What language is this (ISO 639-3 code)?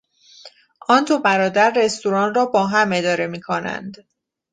fas